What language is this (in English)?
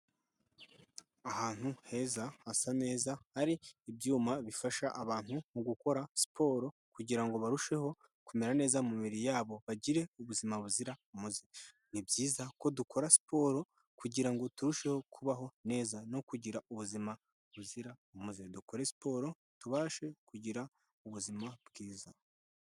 Kinyarwanda